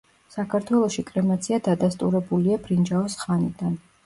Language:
Georgian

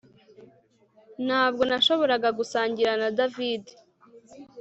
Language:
Kinyarwanda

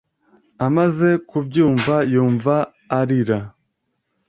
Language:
Kinyarwanda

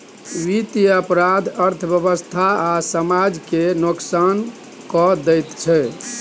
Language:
Maithili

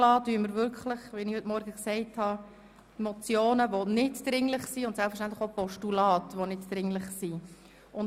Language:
Swiss German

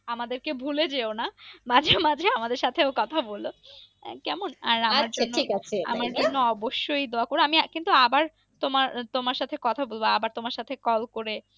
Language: Bangla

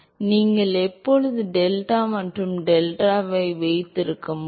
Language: Tamil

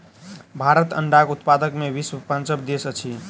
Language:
Maithili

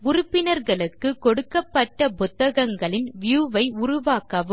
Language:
Tamil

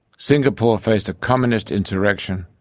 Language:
English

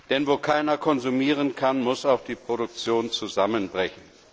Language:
German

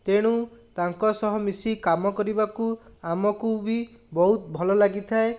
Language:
Odia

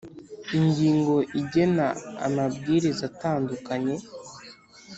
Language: Kinyarwanda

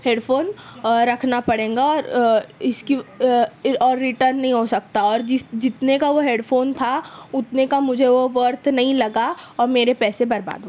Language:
Urdu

